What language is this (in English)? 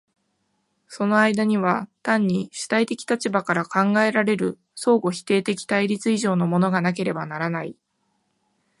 Japanese